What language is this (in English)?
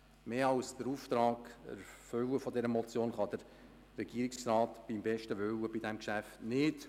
Swiss German